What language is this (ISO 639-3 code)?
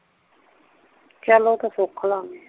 pan